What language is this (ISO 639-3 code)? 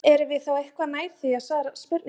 isl